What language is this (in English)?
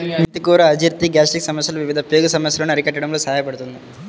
Telugu